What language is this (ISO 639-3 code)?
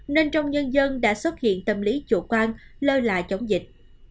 vie